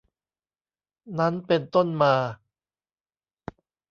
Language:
Thai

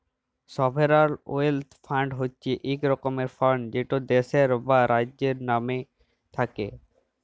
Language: Bangla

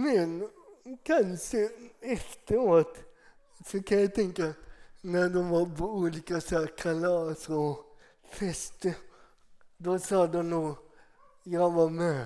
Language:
Swedish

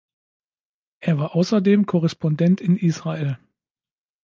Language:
German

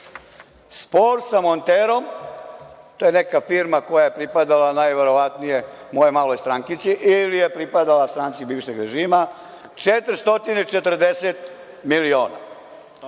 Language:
Serbian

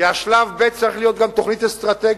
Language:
Hebrew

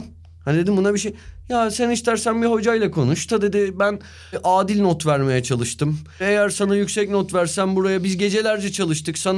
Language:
Turkish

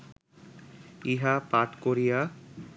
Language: Bangla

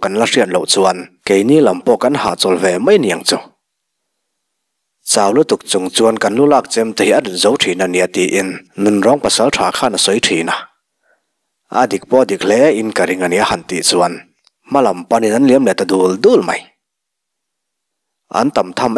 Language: Thai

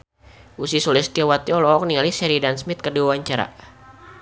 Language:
Sundanese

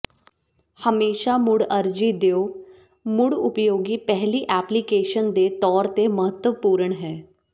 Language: Punjabi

